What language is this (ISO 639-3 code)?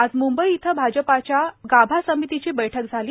mar